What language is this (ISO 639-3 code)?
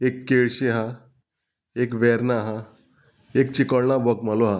kok